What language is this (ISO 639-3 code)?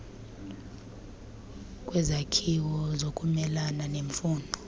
xho